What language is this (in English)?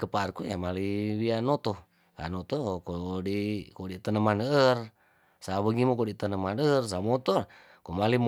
Tondano